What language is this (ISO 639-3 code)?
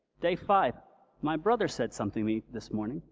eng